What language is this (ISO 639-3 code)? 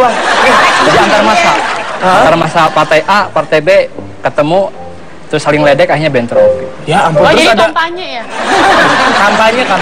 ind